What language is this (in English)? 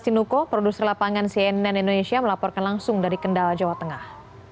Indonesian